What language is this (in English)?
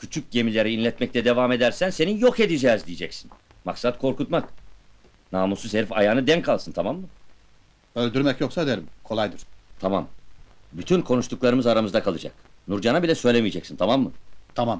Turkish